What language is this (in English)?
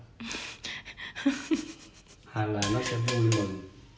Vietnamese